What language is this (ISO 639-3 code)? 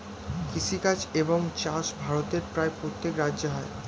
ben